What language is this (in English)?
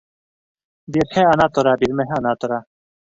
Bashkir